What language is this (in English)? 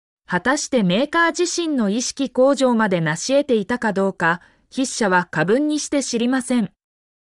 Japanese